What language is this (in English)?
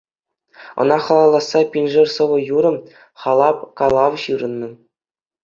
Chuvash